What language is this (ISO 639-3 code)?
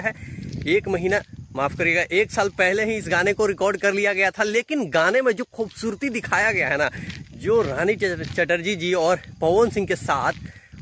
hin